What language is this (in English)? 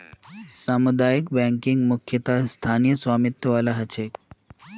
Magahi